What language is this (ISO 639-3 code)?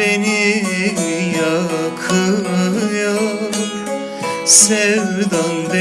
tur